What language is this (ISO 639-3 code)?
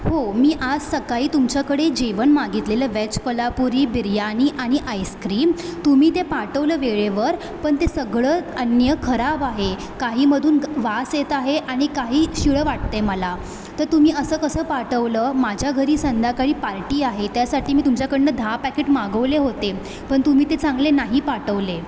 mar